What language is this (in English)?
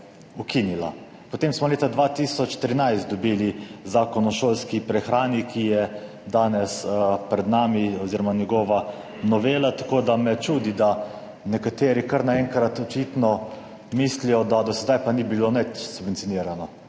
Slovenian